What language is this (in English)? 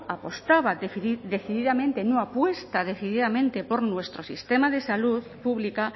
Spanish